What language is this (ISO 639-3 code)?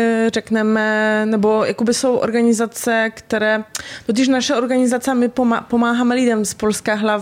ces